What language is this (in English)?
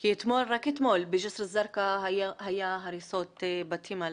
Hebrew